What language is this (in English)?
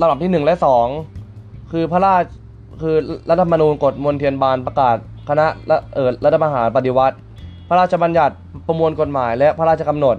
Thai